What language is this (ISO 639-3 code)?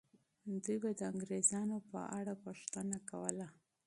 pus